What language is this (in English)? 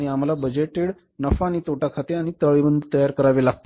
Marathi